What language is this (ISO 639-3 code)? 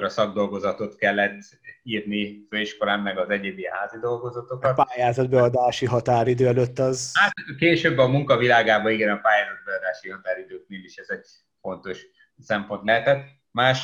hun